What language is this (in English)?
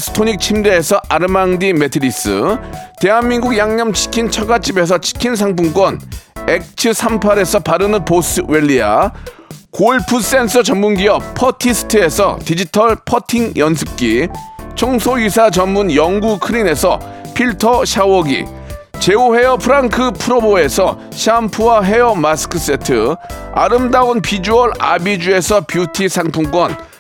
Korean